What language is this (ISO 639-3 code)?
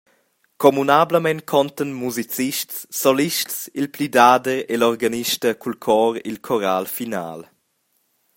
roh